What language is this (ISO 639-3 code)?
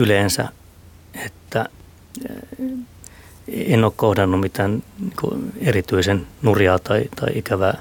fin